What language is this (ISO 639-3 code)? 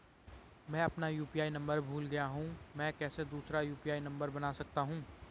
hin